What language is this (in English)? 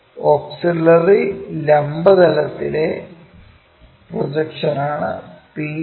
Malayalam